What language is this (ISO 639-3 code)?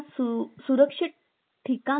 mar